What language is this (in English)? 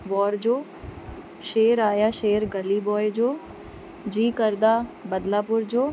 Sindhi